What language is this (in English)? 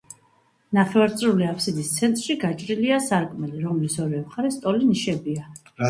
Georgian